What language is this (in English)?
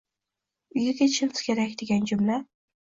Uzbek